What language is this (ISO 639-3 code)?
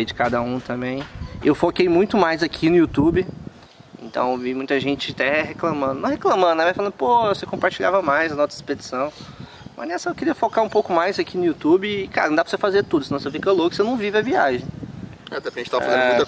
por